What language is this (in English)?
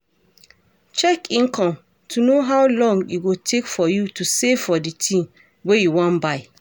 Nigerian Pidgin